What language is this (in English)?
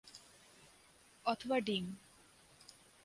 Bangla